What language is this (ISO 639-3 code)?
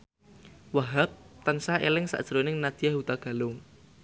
jav